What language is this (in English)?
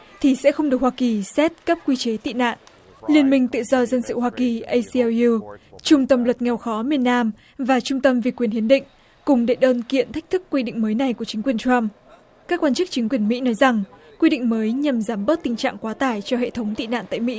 Vietnamese